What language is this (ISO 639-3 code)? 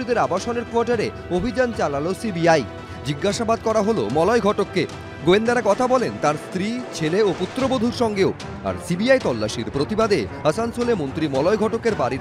ron